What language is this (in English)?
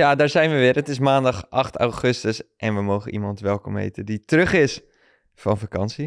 Dutch